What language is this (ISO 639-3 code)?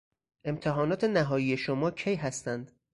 fas